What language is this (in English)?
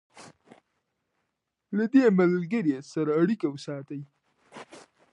Pashto